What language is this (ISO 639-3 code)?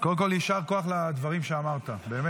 heb